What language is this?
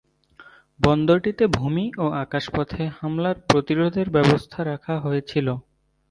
Bangla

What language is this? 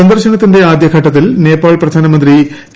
Malayalam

